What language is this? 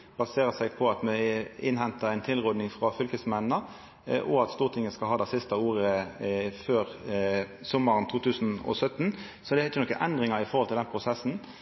Norwegian Nynorsk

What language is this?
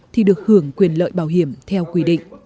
Vietnamese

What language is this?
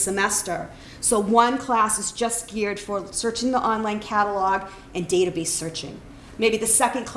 English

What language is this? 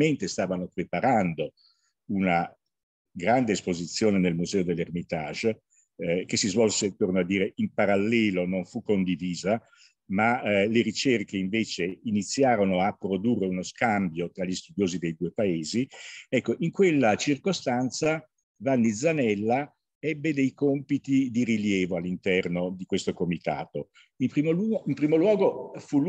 Italian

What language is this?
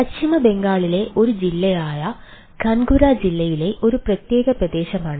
Malayalam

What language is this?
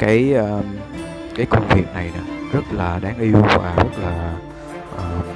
Vietnamese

